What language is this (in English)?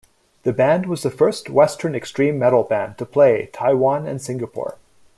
English